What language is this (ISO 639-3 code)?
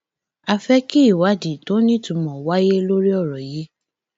yor